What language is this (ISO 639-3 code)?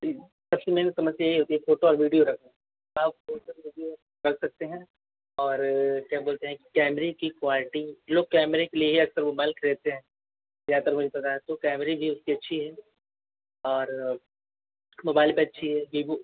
hin